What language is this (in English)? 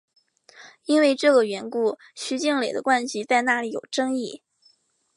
Chinese